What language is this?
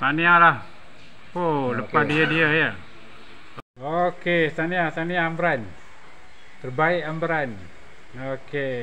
Malay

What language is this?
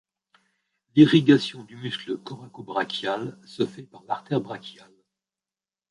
French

